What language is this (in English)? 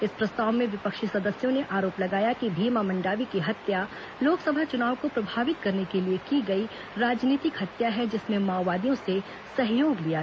Hindi